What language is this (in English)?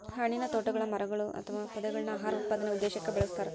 Kannada